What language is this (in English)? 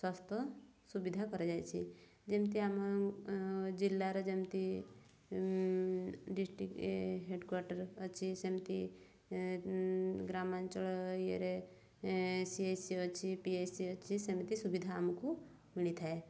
Odia